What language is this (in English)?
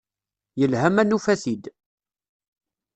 Kabyle